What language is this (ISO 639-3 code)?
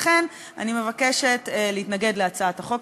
heb